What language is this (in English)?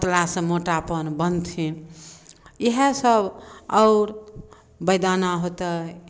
Maithili